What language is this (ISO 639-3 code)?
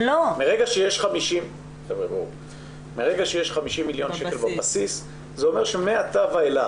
heb